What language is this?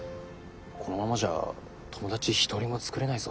Japanese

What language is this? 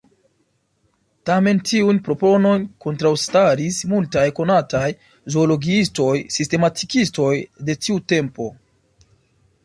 Esperanto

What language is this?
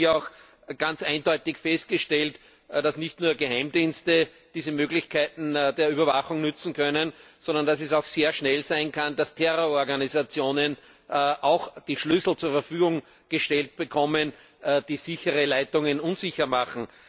German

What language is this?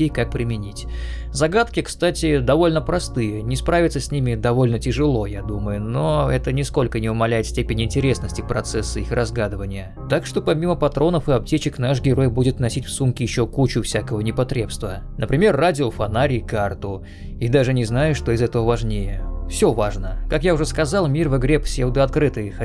Russian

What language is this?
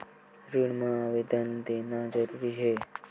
Chhattisgarhi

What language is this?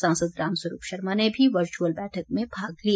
Hindi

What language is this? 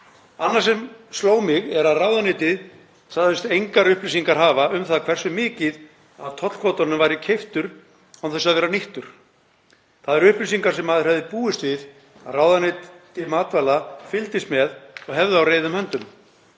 Icelandic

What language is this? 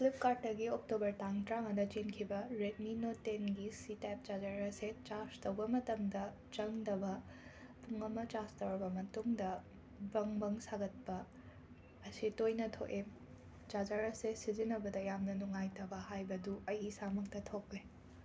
Manipuri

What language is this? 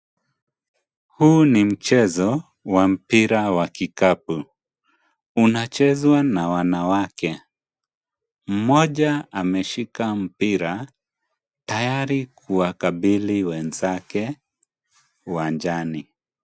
Swahili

